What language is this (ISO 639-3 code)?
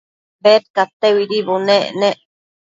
mcf